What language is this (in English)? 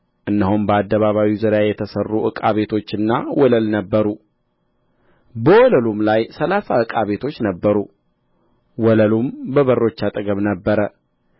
Amharic